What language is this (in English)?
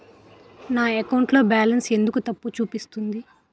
Telugu